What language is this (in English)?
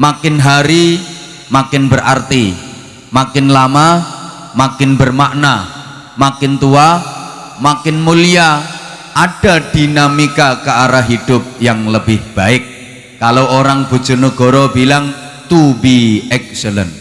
Indonesian